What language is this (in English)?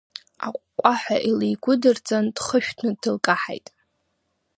Abkhazian